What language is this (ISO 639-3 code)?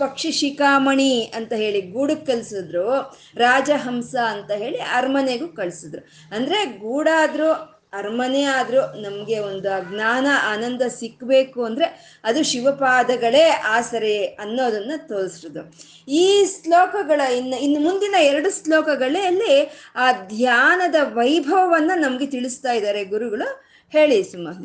kan